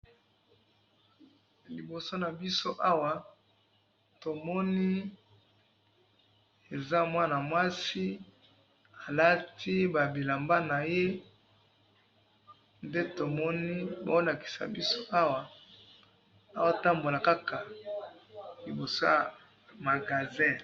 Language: Lingala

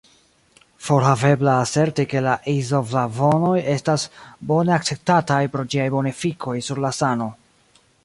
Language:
Esperanto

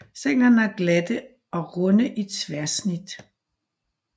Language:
Danish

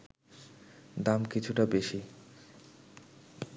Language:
Bangla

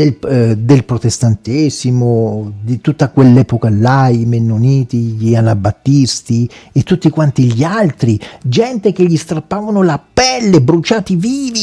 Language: Italian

